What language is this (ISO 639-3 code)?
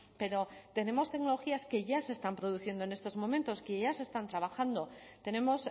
spa